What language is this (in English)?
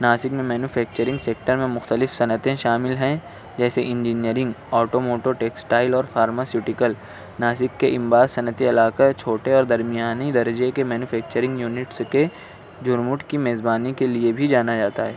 Urdu